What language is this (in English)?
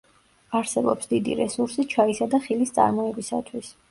Georgian